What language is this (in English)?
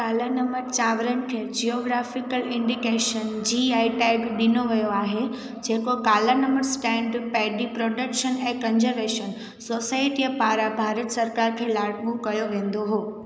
Sindhi